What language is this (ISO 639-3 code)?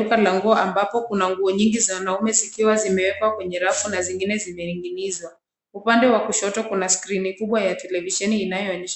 swa